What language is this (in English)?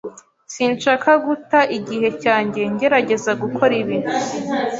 Kinyarwanda